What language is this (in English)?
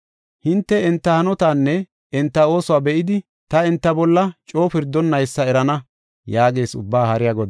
Gofa